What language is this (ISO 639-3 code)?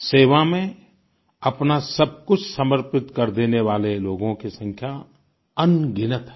hin